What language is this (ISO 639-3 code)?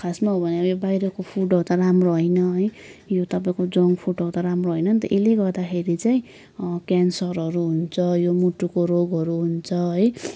nep